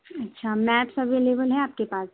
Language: Urdu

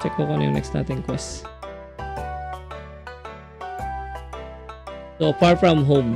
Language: Filipino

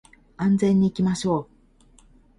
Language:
Japanese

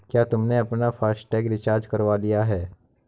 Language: Hindi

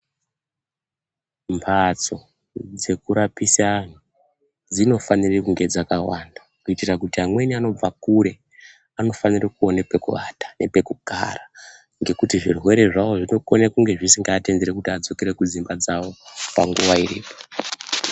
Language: Ndau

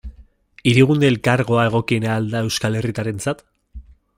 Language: Basque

